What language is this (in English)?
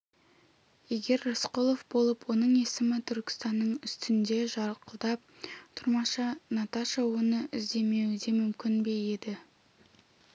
Kazakh